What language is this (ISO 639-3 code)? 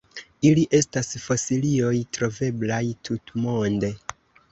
epo